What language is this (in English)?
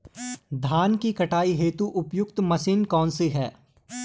Hindi